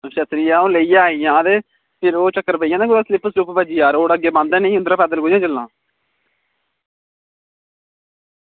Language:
Dogri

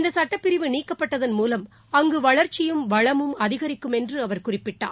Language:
Tamil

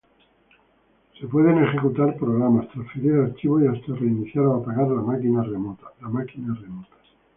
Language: Spanish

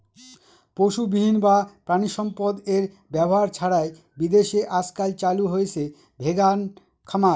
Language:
Bangla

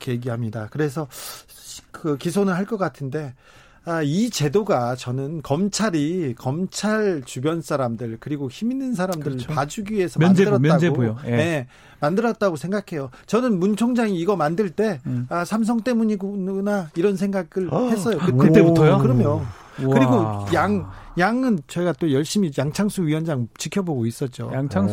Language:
Korean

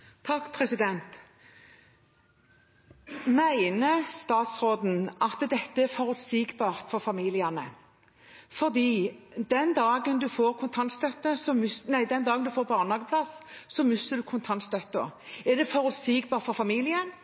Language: Norwegian Bokmål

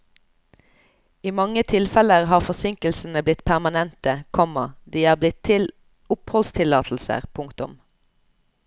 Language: Norwegian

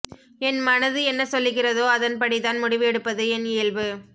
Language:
Tamil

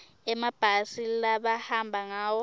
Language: Swati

